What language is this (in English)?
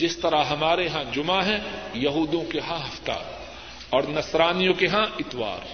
Urdu